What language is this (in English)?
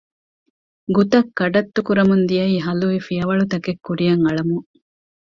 Divehi